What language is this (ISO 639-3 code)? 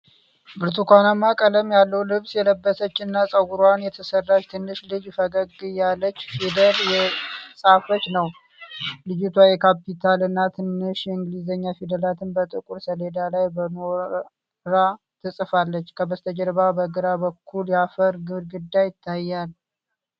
amh